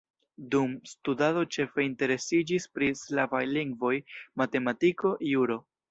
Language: Esperanto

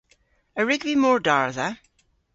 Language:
Cornish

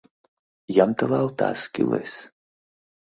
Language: Mari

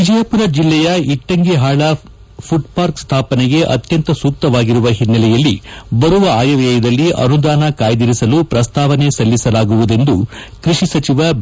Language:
Kannada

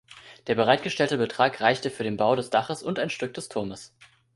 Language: German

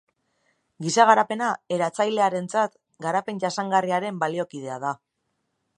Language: Basque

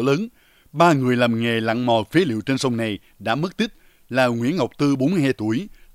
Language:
Vietnamese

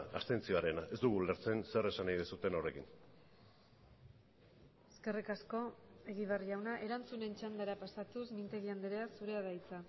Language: Basque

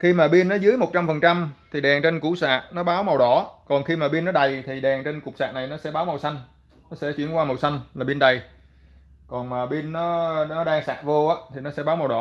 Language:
Vietnamese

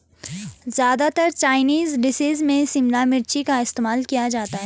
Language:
Hindi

